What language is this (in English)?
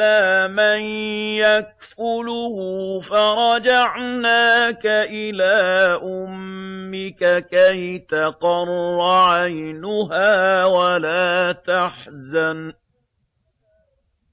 Arabic